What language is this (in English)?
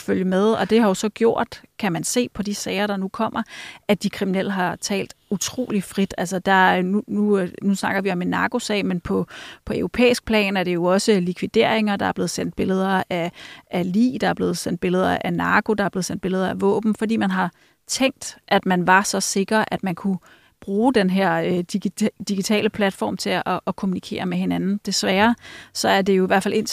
Danish